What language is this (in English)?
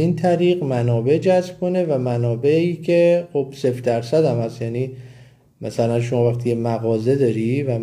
Persian